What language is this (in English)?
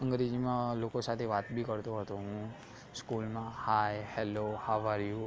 Gujarati